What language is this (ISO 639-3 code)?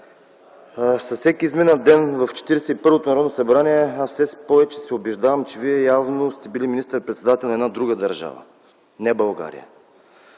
bul